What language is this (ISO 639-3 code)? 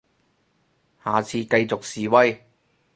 yue